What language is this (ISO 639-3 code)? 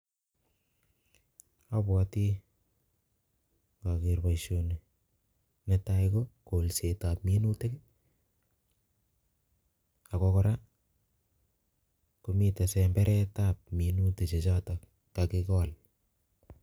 kln